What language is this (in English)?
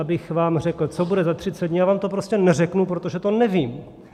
Czech